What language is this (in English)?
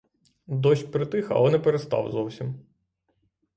Ukrainian